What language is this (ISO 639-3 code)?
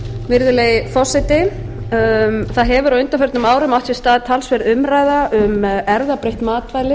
isl